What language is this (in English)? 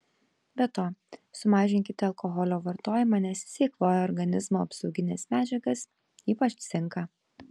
Lithuanian